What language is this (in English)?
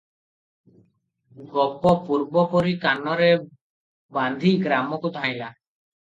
Odia